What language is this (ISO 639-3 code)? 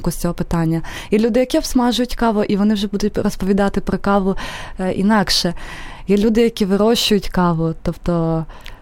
ukr